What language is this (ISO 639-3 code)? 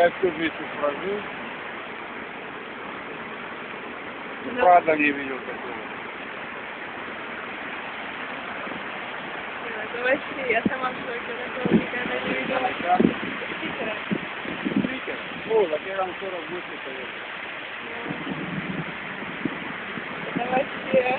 rus